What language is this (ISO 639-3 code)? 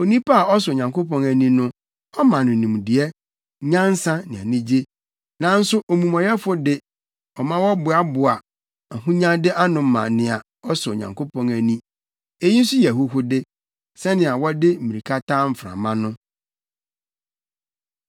aka